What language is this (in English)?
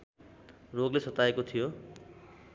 Nepali